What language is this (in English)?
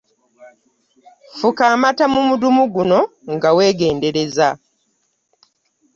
Ganda